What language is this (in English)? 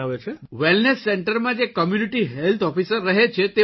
Gujarati